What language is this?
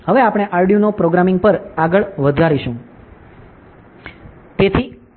Gujarati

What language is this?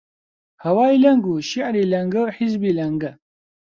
Central Kurdish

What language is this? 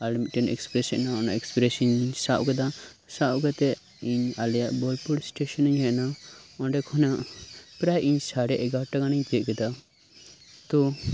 Santali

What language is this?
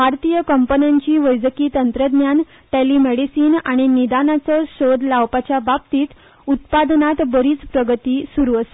Konkani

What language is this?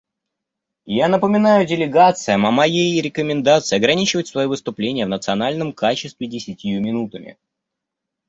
Russian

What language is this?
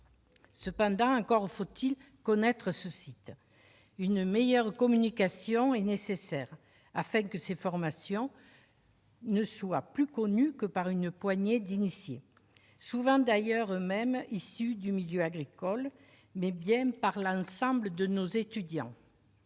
French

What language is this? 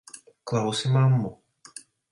Latvian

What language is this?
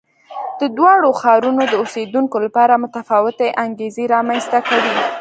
Pashto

